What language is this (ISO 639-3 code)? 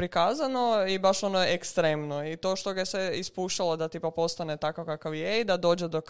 hrv